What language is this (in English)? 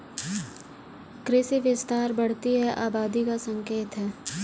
Hindi